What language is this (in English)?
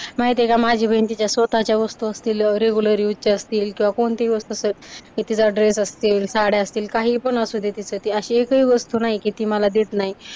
Marathi